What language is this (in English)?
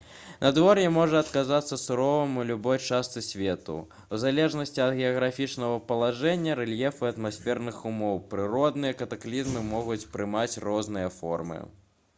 Belarusian